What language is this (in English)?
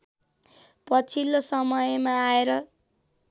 Nepali